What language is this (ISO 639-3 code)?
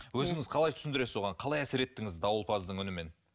kaz